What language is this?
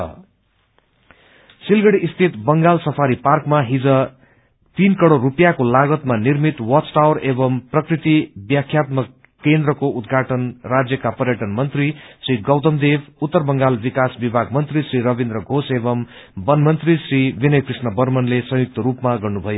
Nepali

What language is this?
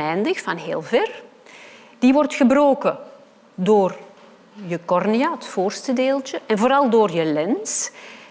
Dutch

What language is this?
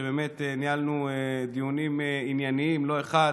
Hebrew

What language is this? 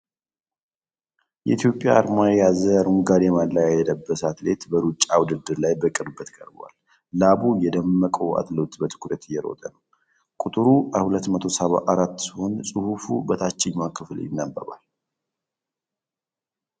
Amharic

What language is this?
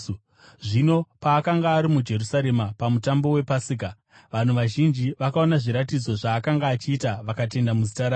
Shona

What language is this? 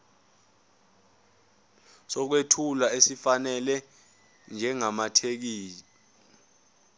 Zulu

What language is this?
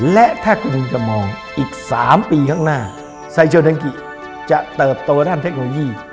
Thai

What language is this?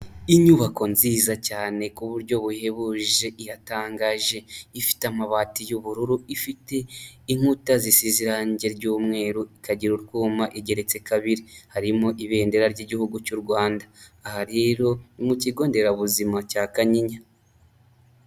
Kinyarwanda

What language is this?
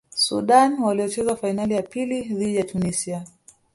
Swahili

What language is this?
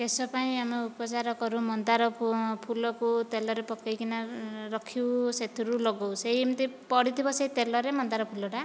Odia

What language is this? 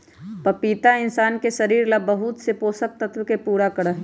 Magahi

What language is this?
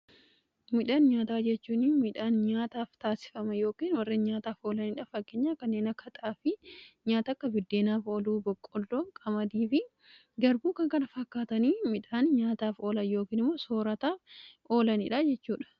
Oromo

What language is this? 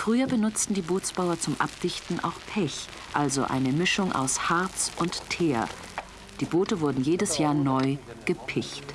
German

